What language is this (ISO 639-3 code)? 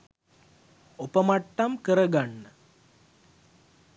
sin